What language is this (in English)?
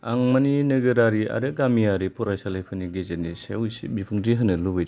Bodo